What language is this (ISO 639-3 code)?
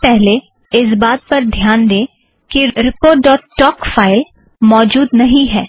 hin